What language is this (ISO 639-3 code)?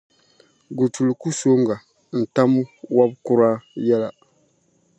dag